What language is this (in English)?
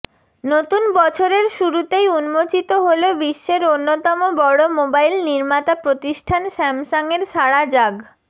Bangla